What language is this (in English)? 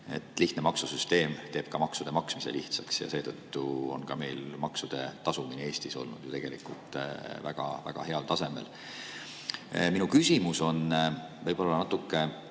Estonian